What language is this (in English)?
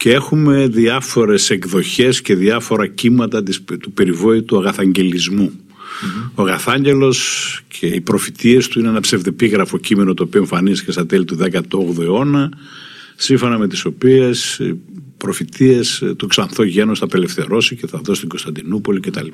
Greek